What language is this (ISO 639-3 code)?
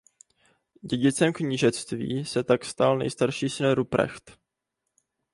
ces